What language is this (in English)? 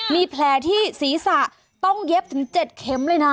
Thai